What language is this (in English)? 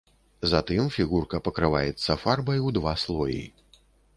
Belarusian